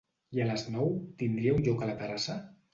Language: Catalan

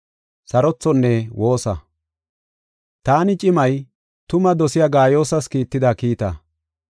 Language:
Gofa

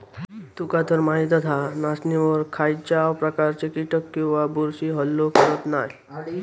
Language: Marathi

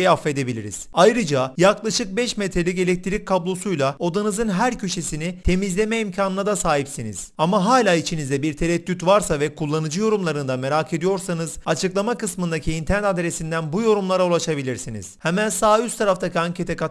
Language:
Turkish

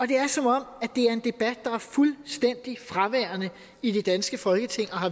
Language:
Danish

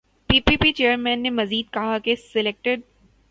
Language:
Urdu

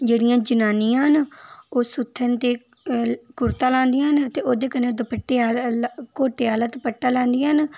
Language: Dogri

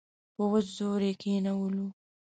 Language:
Pashto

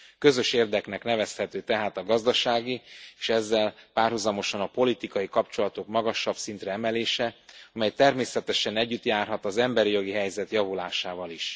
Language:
Hungarian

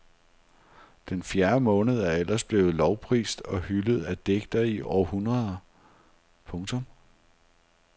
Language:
Danish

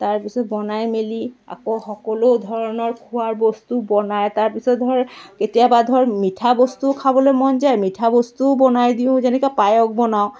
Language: Assamese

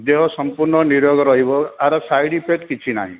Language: Odia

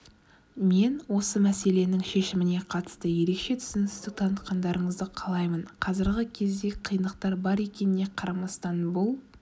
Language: Kazakh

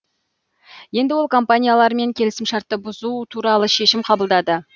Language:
Kazakh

